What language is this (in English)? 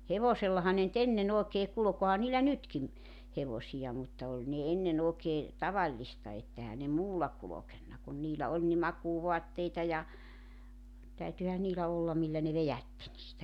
Finnish